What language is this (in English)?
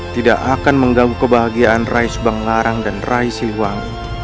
Indonesian